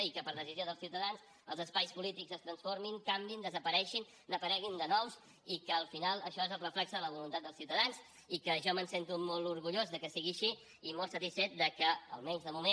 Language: Catalan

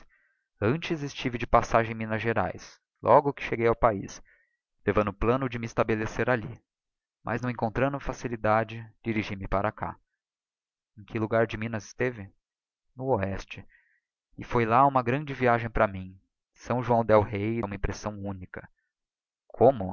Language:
Portuguese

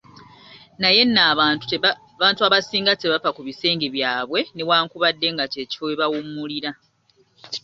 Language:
Ganda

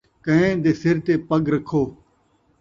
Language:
Saraiki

